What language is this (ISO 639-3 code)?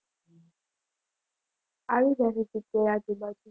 guj